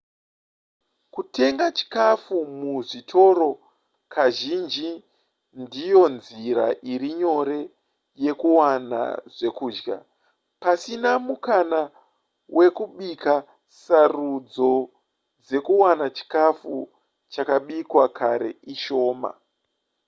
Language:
Shona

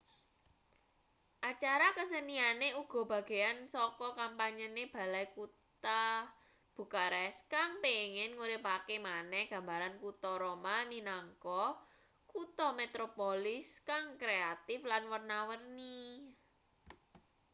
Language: Javanese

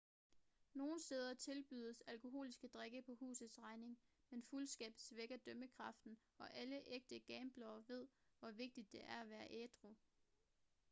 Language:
Danish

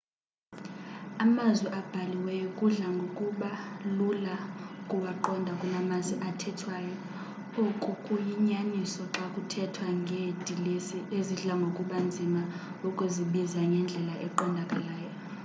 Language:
Xhosa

